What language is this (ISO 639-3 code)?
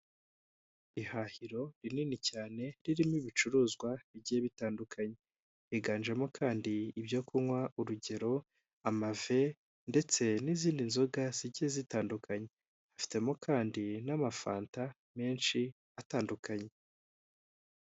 kin